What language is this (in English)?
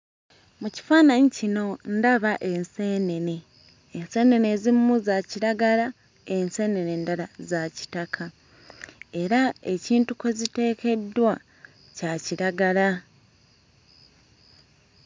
Ganda